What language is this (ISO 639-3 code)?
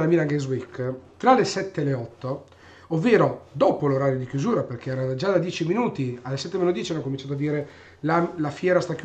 ita